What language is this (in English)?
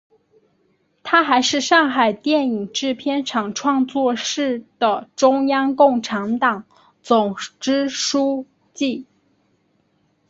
Chinese